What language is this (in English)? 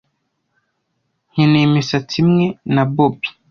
Kinyarwanda